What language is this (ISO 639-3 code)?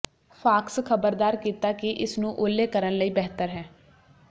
pan